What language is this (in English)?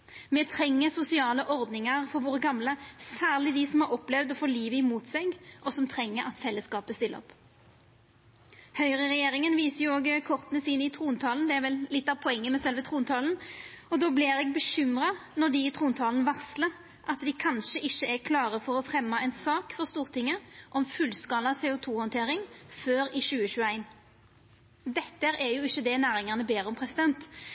Norwegian Nynorsk